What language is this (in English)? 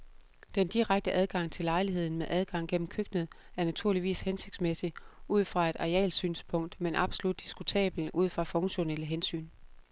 Danish